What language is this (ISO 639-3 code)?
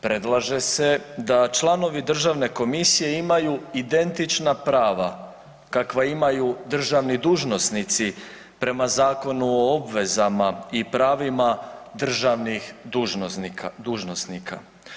hrv